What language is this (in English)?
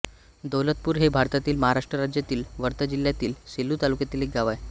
Marathi